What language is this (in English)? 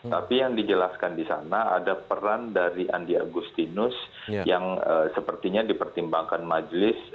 Indonesian